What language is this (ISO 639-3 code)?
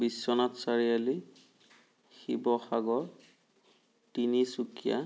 asm